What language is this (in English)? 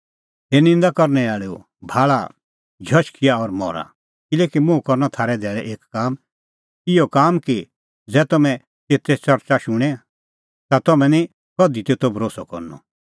Kullu Pahari